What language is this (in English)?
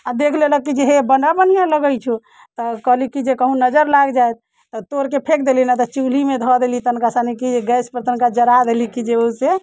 Maithili